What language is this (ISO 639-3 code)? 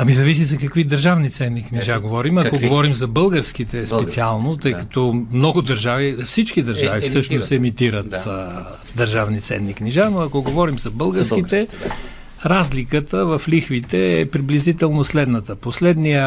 bul